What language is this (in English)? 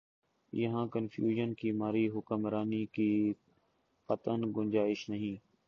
Urdu